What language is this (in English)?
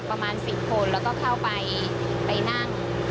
Thai